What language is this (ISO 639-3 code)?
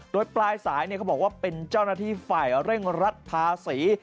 tha